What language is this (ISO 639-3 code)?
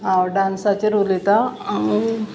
kok